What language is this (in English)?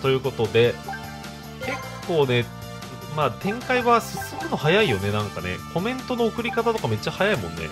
Japanese